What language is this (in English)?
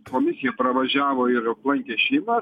Lithuanian